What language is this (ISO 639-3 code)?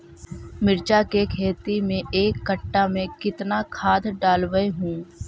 mag